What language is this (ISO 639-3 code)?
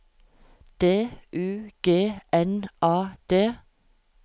nor